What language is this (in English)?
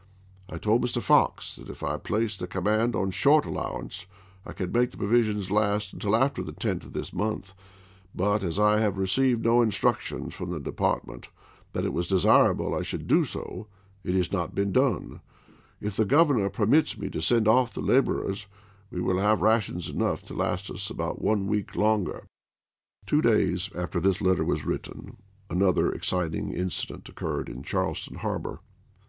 English